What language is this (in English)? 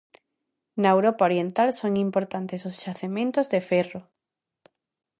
Galician